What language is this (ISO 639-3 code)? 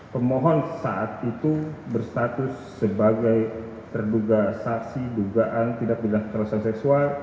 ind